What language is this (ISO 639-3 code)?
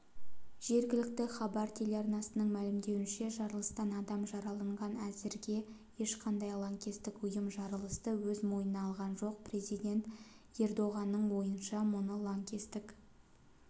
kaz